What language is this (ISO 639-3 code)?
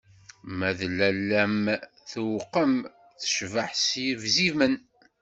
kab